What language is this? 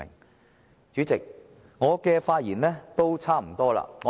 Cantonese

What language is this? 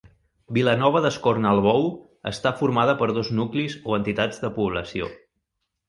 Catalan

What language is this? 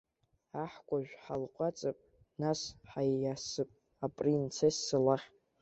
Abkhazian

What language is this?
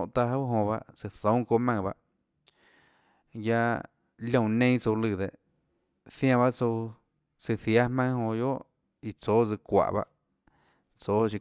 Tlacoatzintepec Chinantec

